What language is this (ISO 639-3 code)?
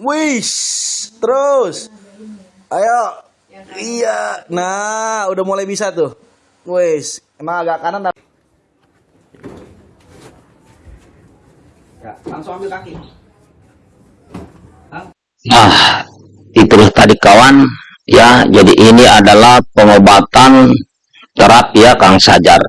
ind